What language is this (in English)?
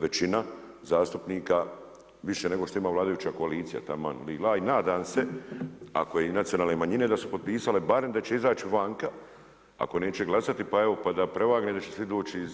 Croatian